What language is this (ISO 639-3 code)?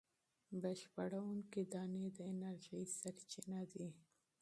pus